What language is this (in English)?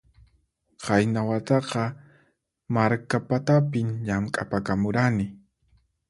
Puno Quechua